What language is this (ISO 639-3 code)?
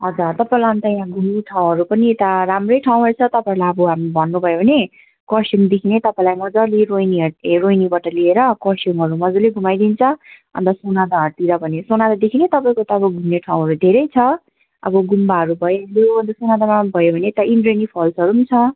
nep